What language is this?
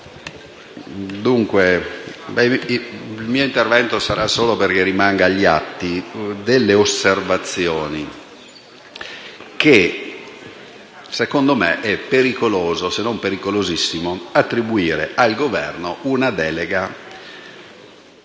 Italian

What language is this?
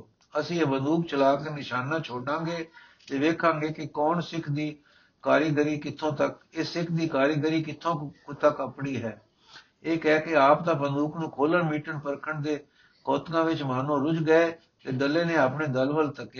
Punjabi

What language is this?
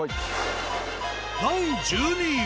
Japanese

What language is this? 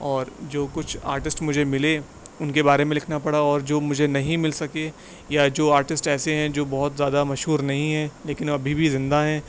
Urdu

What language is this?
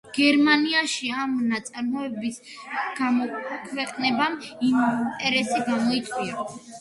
Georgian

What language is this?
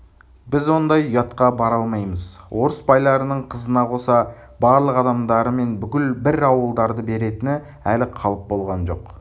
Kazakh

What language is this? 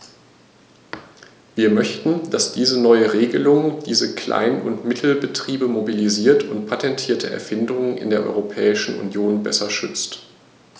German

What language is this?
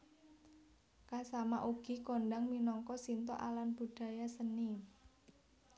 Javanese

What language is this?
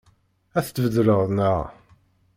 Kabyle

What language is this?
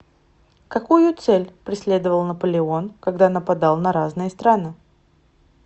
Russian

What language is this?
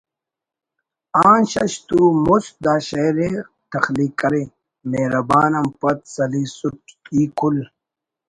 Brahui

